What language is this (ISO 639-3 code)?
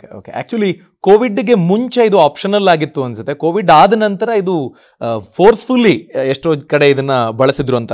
kan